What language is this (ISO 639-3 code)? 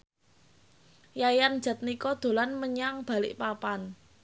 jav